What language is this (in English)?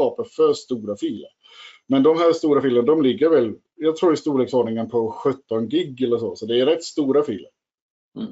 Swedish